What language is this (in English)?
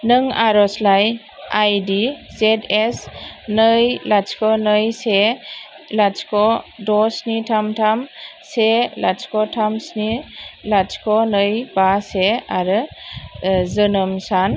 Bodo